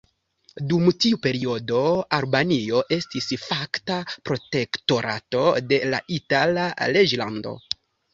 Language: Esperanto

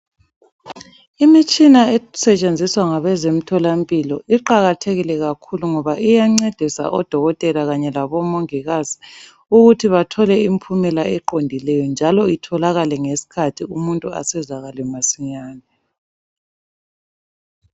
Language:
North Ndebele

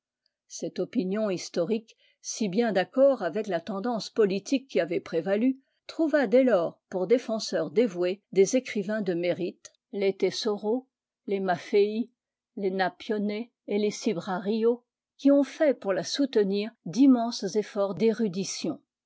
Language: French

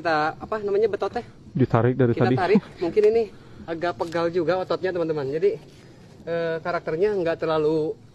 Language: Indonesian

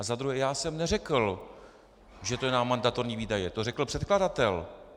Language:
Czech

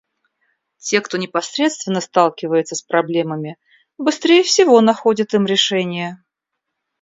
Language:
Russian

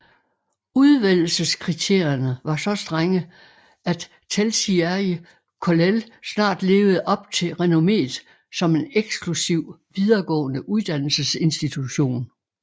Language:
Danish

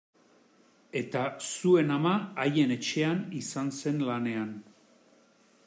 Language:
Basque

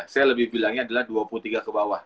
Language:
Indonesian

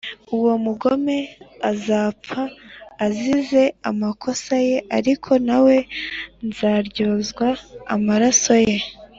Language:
Kinyarwanda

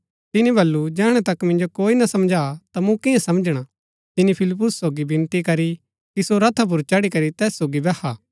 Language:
Gaddi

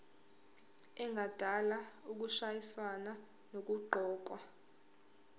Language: Zulu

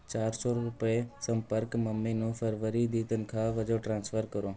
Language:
Punjabi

